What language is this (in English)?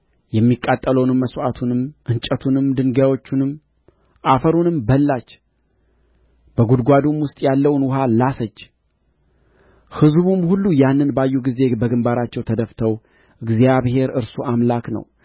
Amharic